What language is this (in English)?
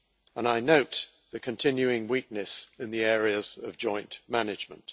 English